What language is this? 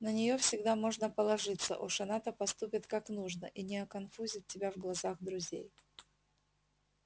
Russian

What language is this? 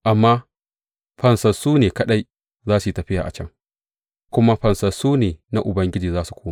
Hausa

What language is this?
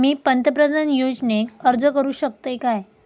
Marathi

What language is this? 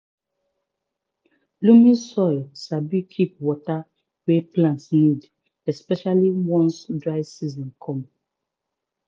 Nigerian Pidgin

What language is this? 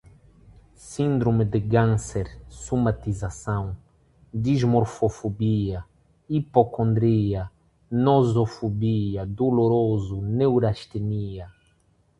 Portuguese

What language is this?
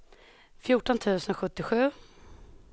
Swedish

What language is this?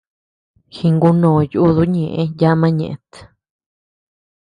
Tepeuxila Cuicatec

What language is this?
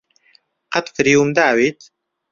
Central Kurdish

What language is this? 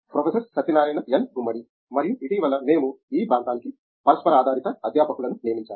Telugu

